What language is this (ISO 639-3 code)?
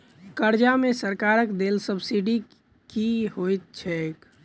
mai